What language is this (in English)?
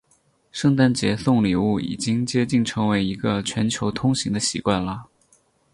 Chinese